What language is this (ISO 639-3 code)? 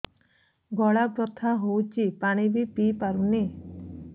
ori